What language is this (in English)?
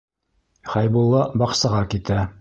Bashkir